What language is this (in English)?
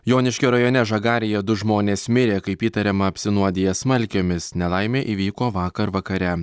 Lithuanian